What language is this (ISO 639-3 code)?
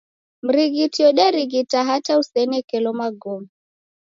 dav